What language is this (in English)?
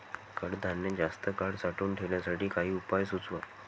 Marathi